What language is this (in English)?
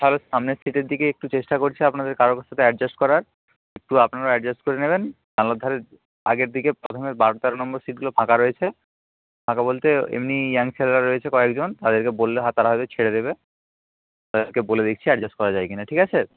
Bangla